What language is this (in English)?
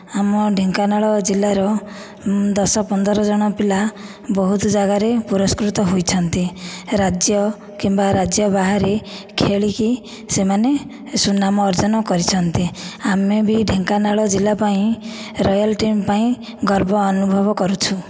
Odia